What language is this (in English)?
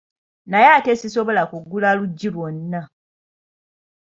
Ganda